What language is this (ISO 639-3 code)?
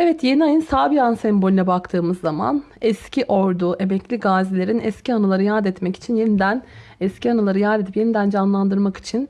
tur